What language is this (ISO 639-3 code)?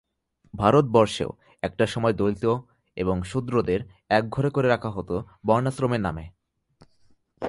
ben